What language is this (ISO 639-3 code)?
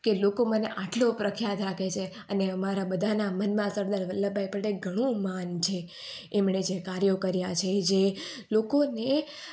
guj